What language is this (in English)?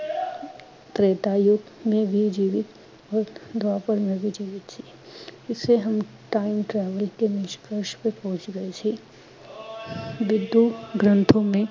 Punjabi